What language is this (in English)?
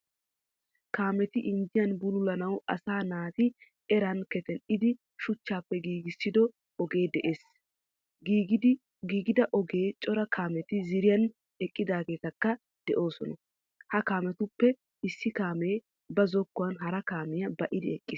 Wolaytta